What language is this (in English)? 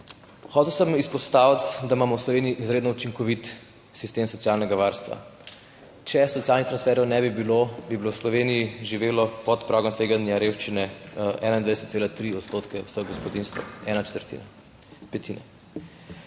Slovenian